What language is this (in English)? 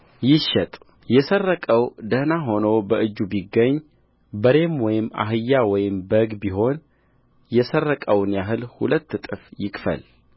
Amharic